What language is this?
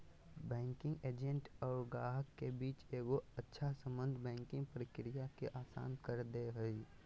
Magahi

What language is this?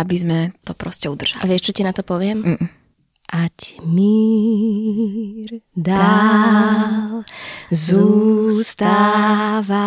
Slovak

